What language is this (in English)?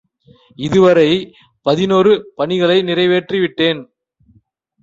Tamil